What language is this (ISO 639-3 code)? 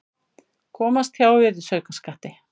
isl